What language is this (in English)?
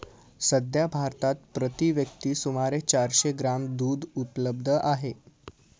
Marathi